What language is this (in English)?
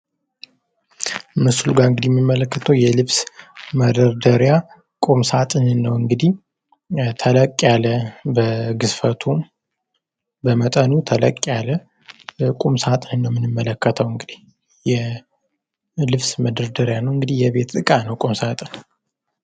Amharic